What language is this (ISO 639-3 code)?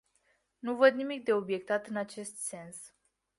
ron